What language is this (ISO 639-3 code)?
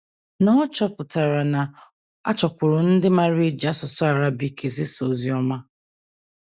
ibo